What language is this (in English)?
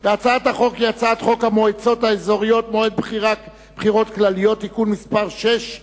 Hebrew